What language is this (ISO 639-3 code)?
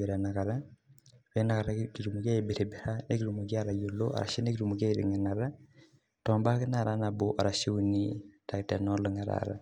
mas